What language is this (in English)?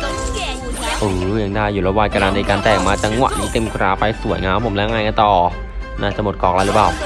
Thai